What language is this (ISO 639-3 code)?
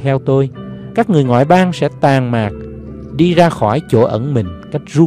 vie